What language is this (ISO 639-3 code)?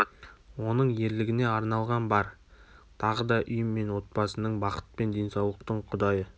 kaz